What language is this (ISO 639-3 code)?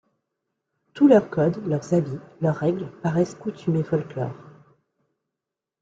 fra